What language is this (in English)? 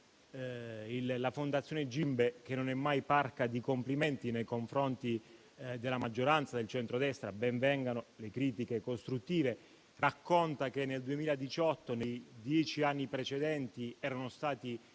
Italian